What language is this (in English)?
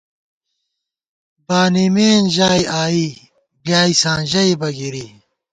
Gawar-Bati